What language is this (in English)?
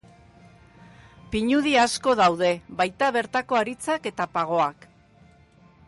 Basque